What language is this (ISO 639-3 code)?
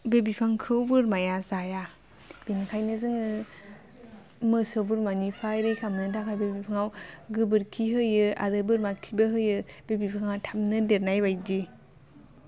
brx